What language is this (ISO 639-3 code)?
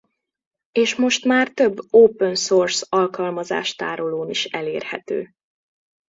hun